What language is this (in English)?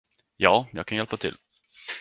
Swedish